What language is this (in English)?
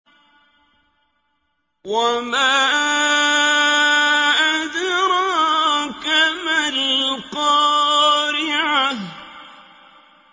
Arabic